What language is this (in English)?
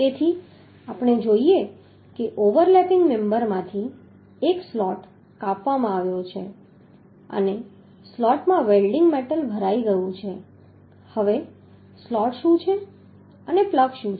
Gujarati